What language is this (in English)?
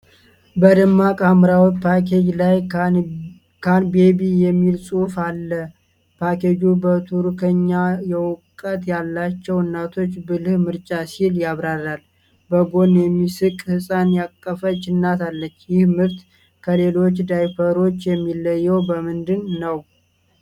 Amharic